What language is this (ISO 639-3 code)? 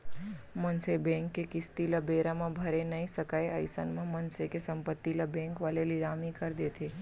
hne